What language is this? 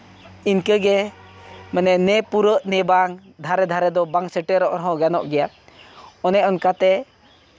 Santali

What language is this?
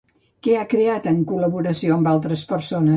Catalan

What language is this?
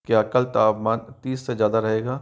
Hindi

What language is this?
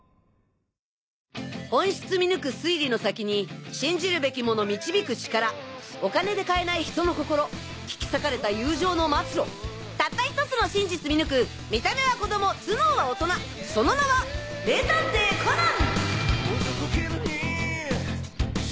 Japanese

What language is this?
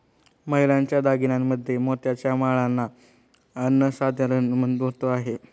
Marathi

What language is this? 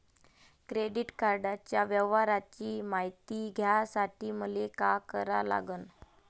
Marathi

